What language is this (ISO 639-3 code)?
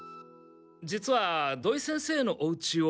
jpn